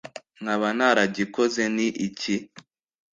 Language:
Kinyarwanda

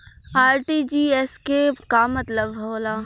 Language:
Bhojpuri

